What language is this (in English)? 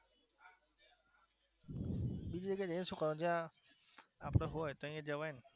Gujarati